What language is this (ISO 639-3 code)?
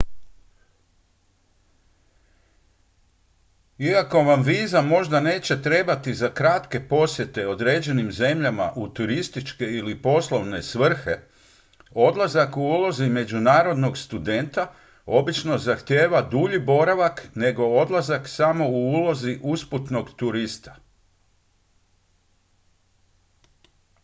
hrv